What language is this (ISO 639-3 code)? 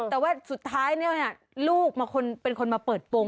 tha